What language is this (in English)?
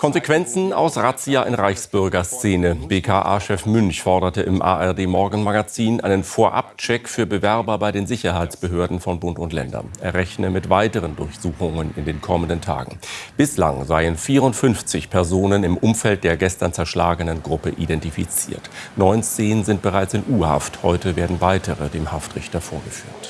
German